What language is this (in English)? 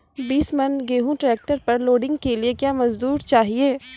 Maithili